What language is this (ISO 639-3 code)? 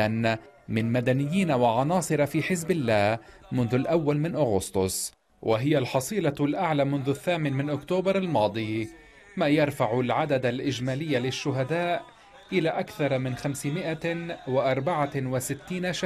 ara